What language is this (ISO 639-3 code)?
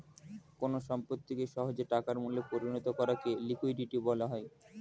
ben